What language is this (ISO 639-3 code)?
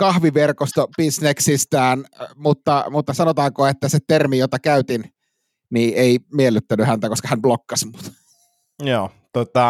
fin